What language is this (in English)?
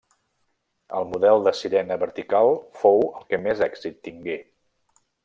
Catalan